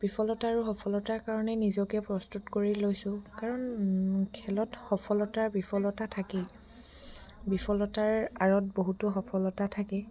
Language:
Assamese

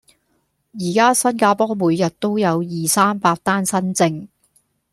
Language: Cantonese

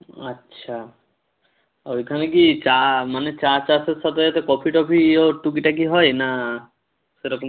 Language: Bangla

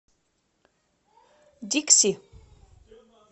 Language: Russian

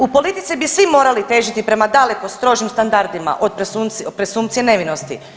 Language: Croatian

